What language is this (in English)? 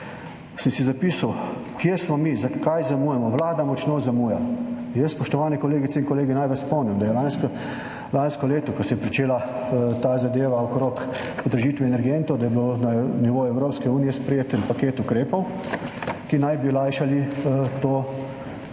Slovenian